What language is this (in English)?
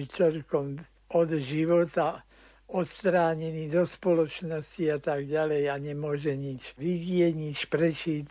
Slovak